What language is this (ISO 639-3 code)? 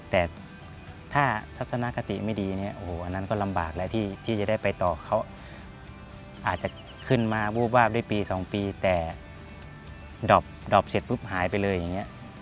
tha